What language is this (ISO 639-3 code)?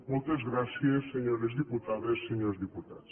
cat